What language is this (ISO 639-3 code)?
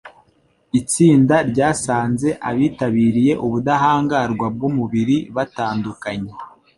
kin